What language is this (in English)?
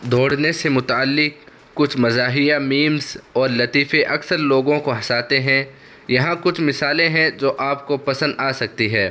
Urdu